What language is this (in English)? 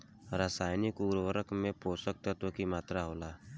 Bhojpuri